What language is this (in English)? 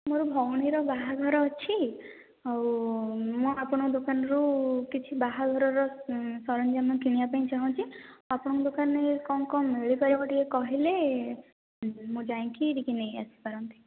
Odia